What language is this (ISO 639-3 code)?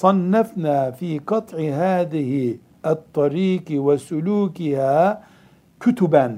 tur